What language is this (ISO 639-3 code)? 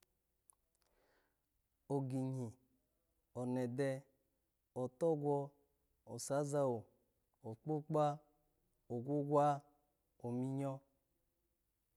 ala